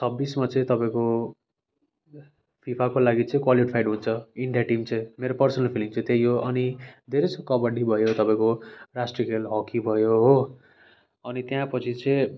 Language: Nepali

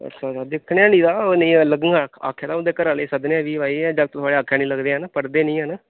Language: Dogri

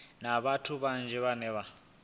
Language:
Venda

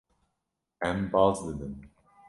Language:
Kurdish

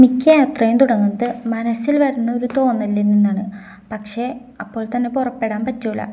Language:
Malayalam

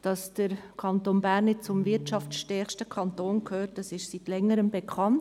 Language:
Swiss German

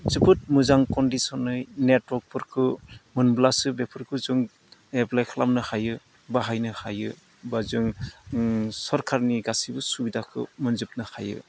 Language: Bodo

